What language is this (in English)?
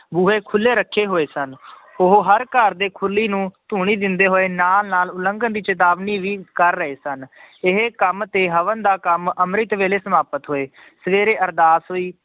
Punjabi